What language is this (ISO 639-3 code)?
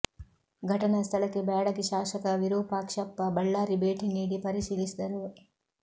kan